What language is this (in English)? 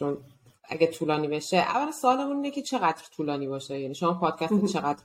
Persian